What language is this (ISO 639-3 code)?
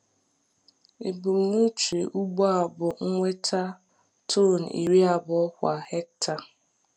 ibo